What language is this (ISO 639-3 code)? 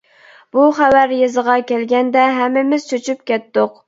uig